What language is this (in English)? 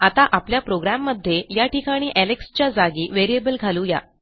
Marathi